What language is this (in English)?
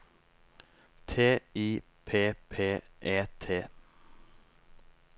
Norwegian